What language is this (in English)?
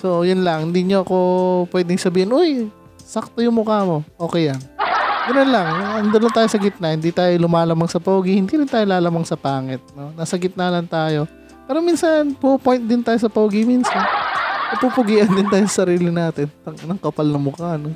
Filipino